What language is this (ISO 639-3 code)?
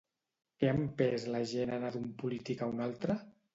cat